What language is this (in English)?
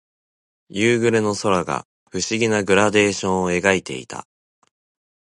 Japanese